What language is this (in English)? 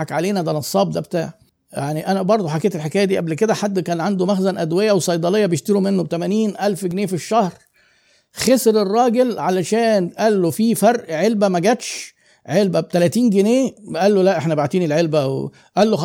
Arabic